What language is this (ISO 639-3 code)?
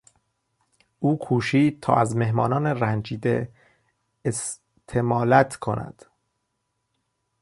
fas